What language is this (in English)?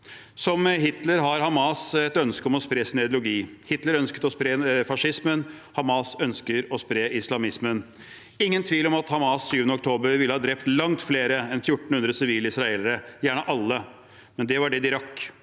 Norwegian